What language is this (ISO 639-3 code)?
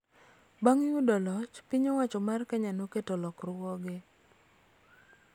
luo